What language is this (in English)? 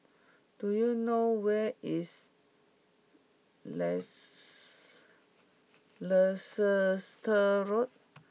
English